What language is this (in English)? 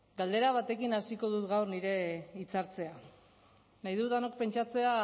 Basque